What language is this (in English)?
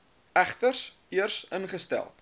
Afrikaans